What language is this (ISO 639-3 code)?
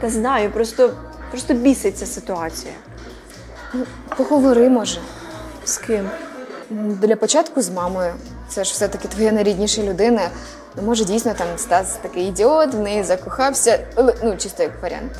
ukr